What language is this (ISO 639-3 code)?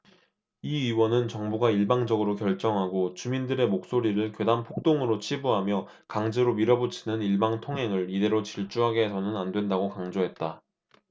kor